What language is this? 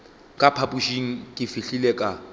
Northern Sotho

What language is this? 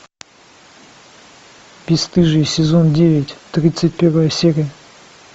Russian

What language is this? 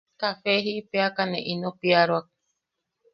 Yaqui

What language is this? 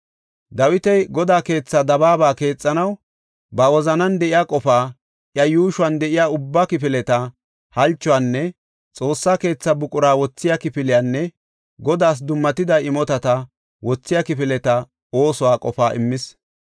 Gofa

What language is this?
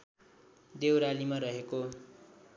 Nepali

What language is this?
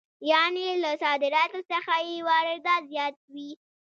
Pashto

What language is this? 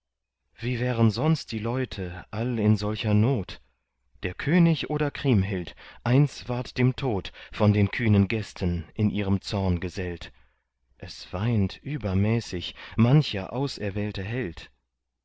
German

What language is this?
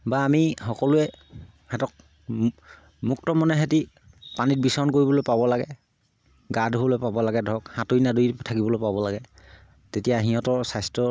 Assamese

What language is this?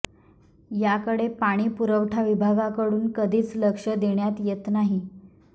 Marathi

